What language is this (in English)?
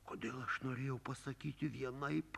Lithuanian